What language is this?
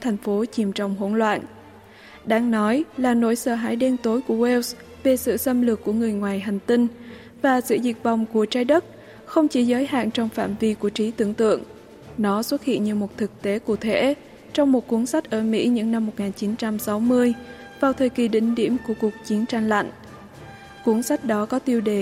Vietnamese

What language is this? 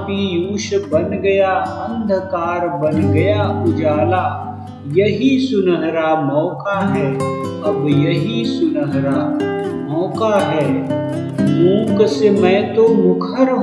Hindi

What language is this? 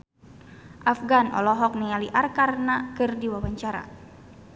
Sundanese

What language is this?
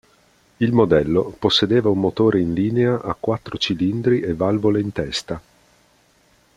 Italian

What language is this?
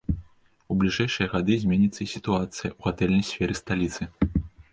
Belarusian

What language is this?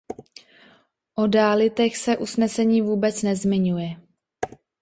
Czech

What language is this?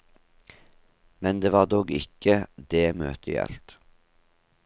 Norwegian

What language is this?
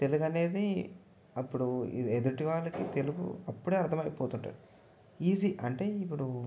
Telugu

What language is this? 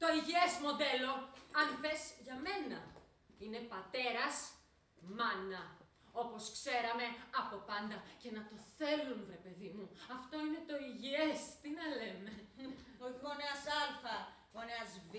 Greek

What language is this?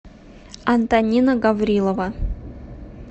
Russian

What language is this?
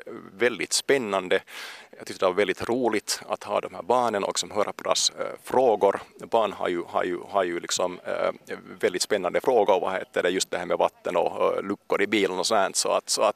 Swedish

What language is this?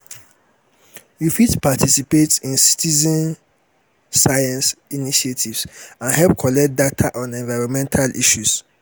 Nigerian Pidgin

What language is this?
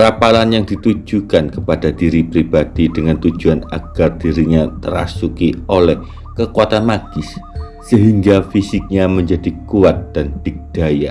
Indonesian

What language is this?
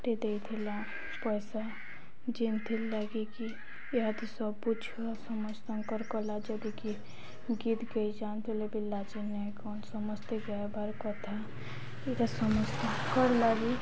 Odia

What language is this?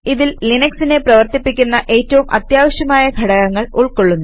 Malayalam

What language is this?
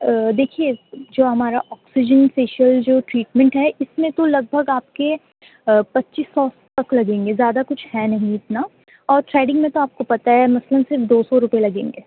Urdu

